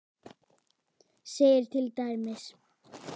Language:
Icelandic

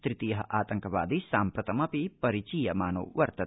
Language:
Sanskrit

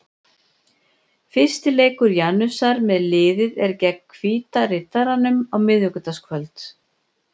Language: Icelandic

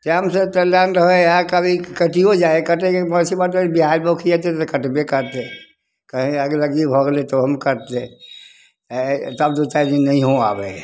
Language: Maithili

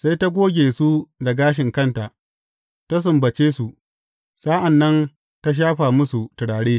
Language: Hausa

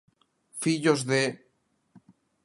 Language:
Galician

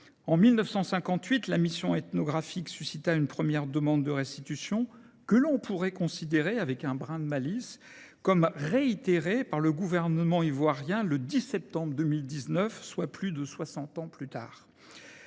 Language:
French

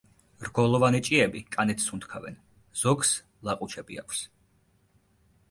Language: Georgian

